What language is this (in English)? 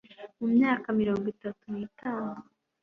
Kinyarwanda